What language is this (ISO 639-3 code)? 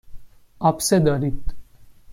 fas